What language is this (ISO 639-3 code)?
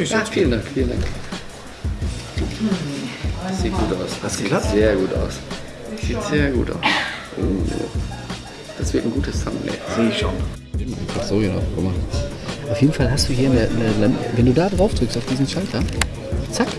deu